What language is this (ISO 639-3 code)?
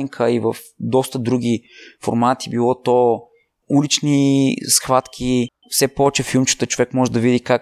bul